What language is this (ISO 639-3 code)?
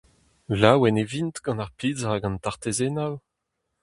bre